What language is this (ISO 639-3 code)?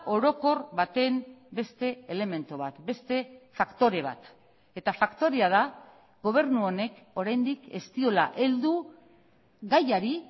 eus